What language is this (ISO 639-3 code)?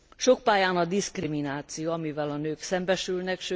hun